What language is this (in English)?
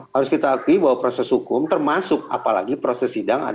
Indonesian